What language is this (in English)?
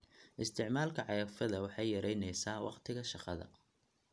Somali